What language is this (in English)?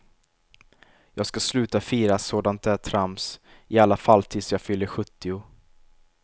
Swedish